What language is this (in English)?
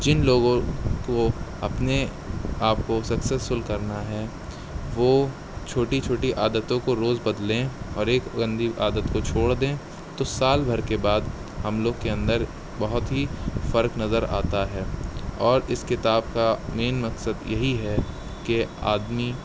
Urdu